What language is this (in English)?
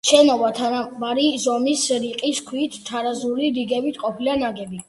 Georgian